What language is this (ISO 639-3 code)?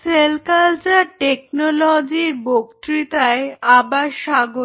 ben